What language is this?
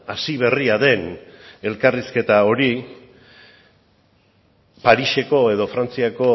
Basque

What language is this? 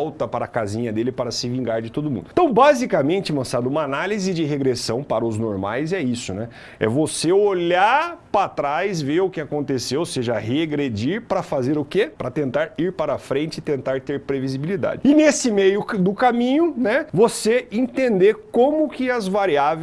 Portuguese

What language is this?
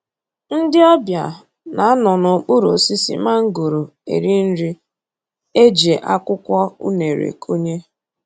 Igbo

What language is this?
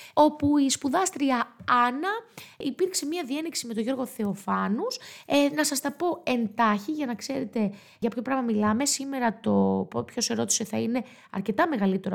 Greek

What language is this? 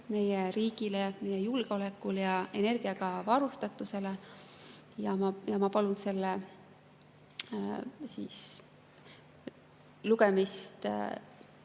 Estonian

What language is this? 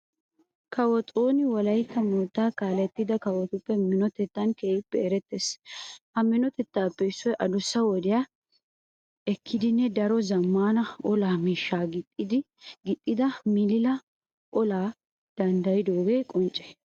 Wolaytta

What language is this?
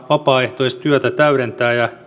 Finnish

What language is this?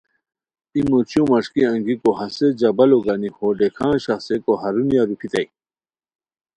Khowar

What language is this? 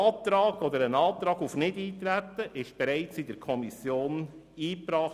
Swiss German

